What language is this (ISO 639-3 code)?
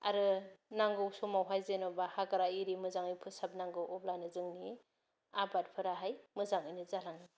brx